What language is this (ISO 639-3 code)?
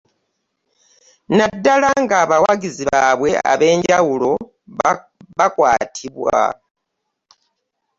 lug